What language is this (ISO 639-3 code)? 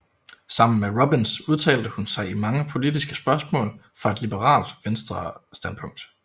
dan